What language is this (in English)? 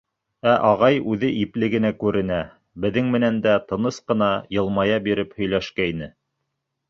Bashkir